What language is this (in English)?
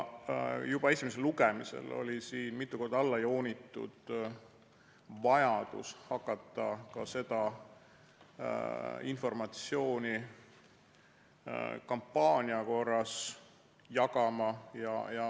Estonian